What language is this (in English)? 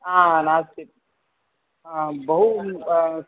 Sanskrit